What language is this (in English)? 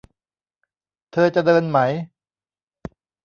Thai